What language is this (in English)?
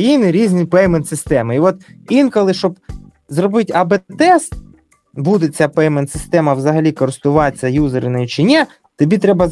Ukrainian